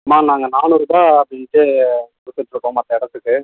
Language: Tamil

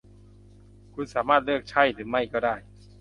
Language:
Thai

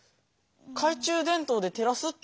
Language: Japanese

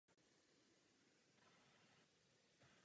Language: Czech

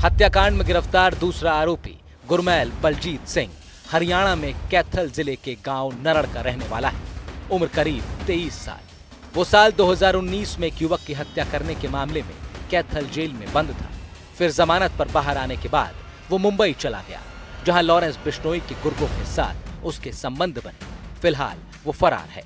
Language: Hindi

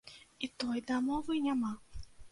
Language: Belarusian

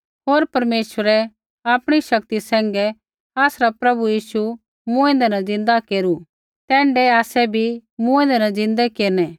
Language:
Kullu Pahari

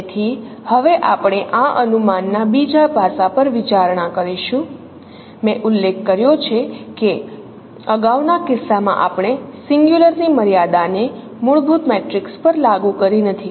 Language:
Gujarati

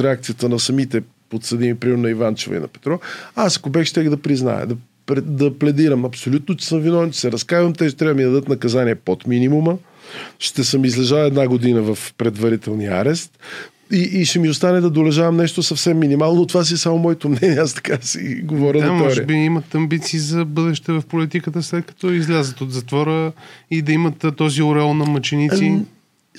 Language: Bulgarian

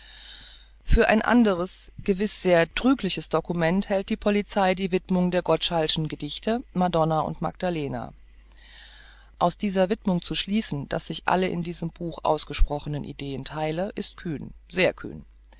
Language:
German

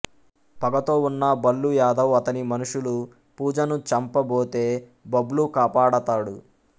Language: Telugu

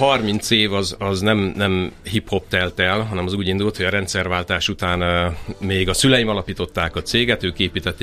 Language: Hungarian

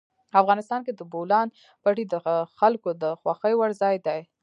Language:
Pashto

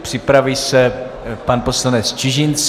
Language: Czech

